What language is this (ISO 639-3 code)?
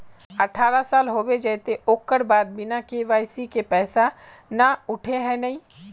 mag